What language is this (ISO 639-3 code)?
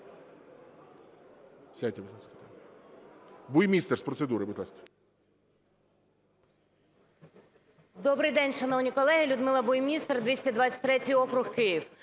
ukr